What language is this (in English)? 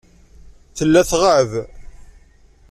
Kabyle